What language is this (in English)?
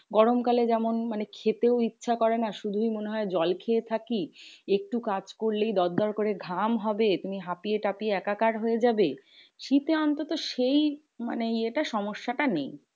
Bangla